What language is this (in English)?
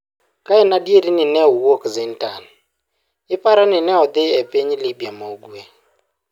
Luo (Kenya and Tanzania)